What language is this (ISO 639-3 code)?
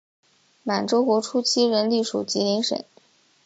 zho